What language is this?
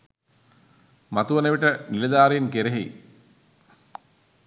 Sinhala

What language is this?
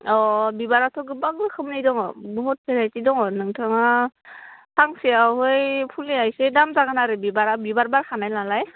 Bodo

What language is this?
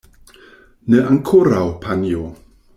Esperanto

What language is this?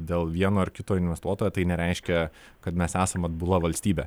Lithuanian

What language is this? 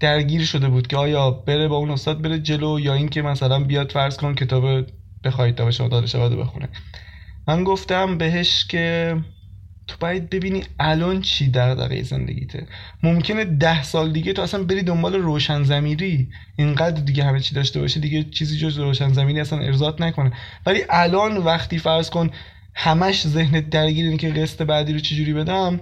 Persian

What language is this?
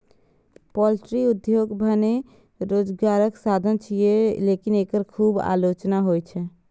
Maithili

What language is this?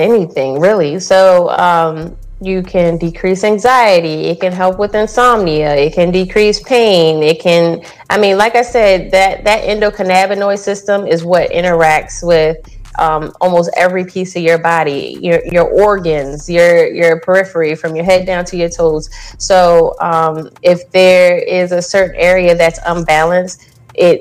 English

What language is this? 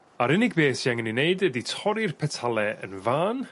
Welsh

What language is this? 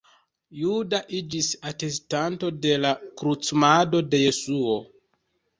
Esperanto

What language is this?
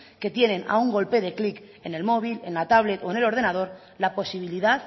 Spanish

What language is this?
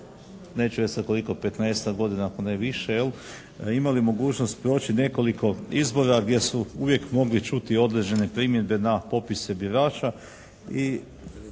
Croatian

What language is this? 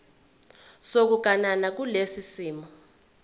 Zulu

